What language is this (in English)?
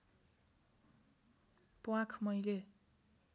Nepali